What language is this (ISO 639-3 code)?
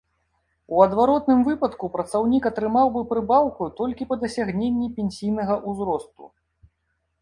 bel